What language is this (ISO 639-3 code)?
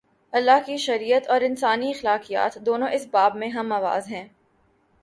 urd